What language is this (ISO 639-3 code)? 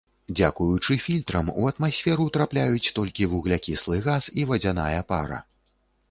bel